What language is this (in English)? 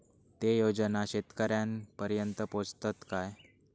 Marathi